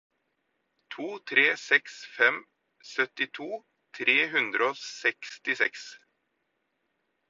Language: Norwegian Bokmål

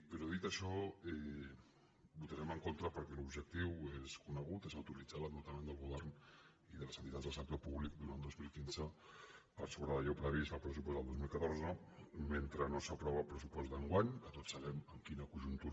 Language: Catalan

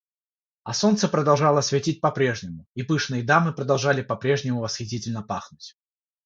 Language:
Russian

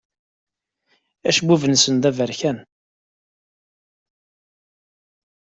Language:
Kabyle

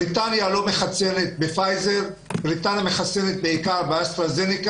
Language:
Hebrew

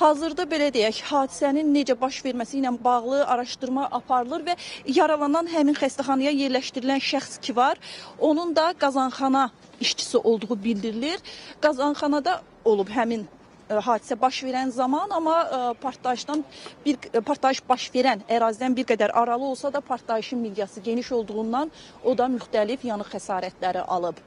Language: Turkish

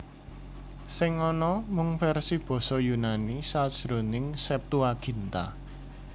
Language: Javanese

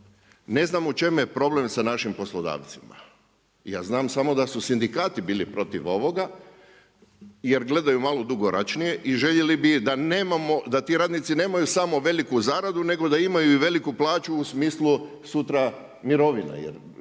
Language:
Croatian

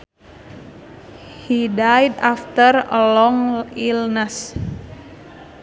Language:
Sundanese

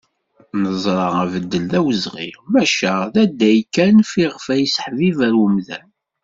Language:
Kabyle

